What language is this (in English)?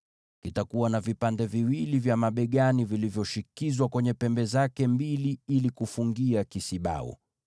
Swahili